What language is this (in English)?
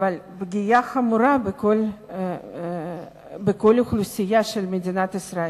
Hebrew